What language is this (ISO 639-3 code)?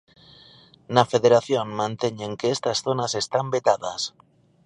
glg